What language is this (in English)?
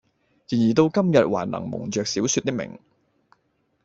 Cantonese